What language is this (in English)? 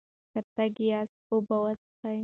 Pashto